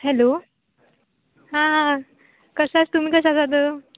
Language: Konkani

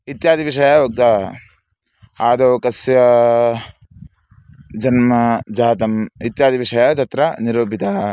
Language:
Sanskrit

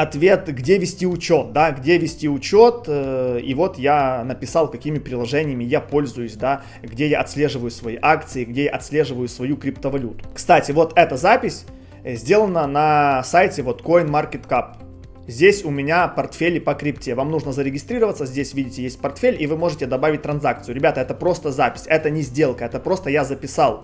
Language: Russian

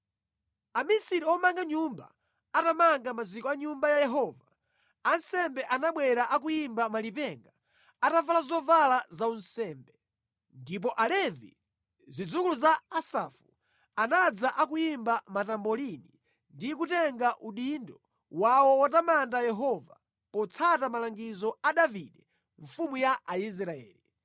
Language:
Nyanja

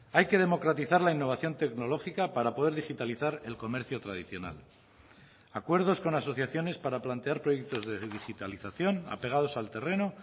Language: Spanish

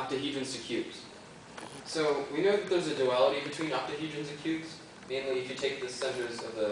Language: English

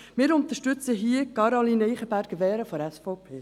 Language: Swiss German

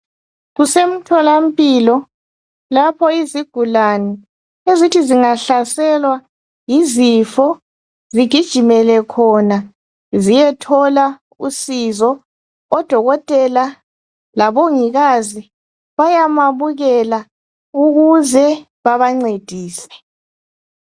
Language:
North Ndebele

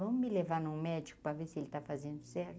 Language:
Portuguese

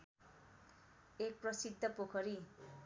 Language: Nepali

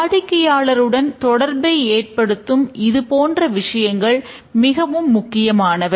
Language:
Tamil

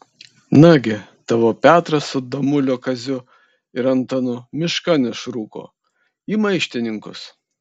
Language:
Lithuanian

